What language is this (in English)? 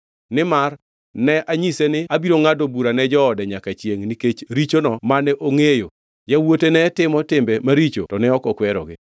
Luo (Kenya and Tanzania)